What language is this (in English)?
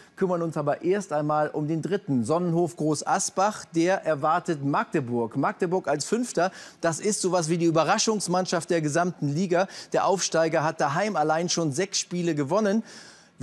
German